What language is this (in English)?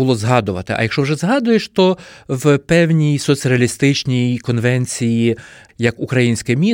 Ukrainian